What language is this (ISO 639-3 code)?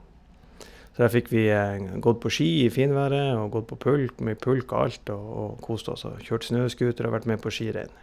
nor